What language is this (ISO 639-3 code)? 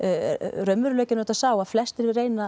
isl